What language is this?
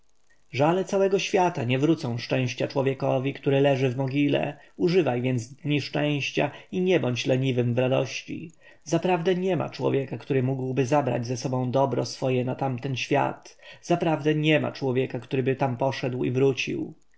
Polish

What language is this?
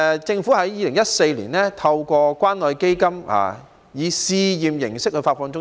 Cantonese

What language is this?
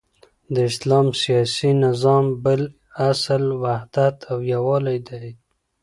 Pashto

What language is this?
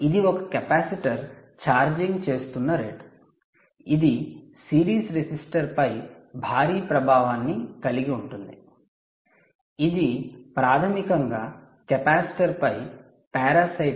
Telugu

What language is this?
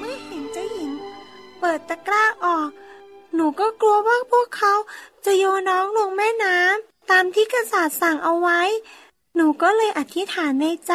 Thai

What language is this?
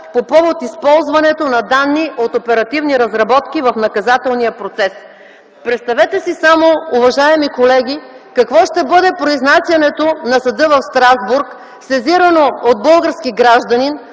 Bulgarian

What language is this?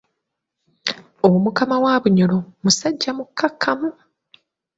Ganda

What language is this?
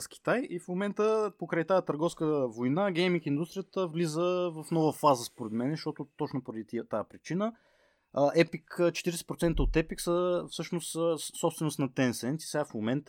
Bulgarian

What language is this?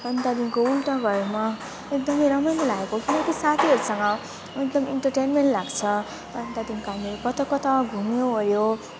Nepali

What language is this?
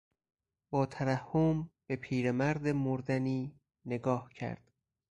Persian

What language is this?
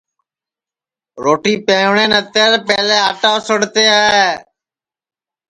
Sansi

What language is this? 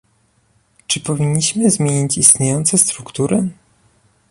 Polish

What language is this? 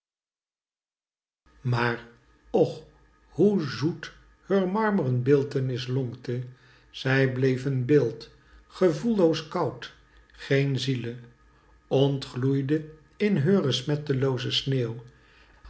Dutch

